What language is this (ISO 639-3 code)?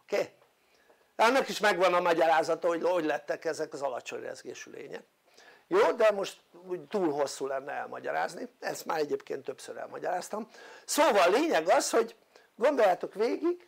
hun